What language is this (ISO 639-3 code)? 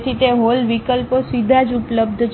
guj